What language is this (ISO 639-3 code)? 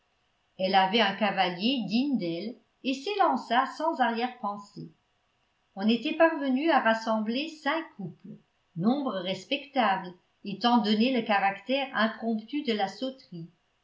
fra